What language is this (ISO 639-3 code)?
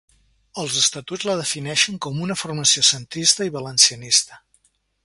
cat